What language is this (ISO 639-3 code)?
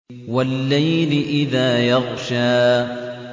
ara